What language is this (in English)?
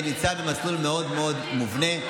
Hebrew